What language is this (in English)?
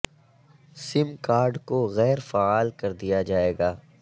Urdu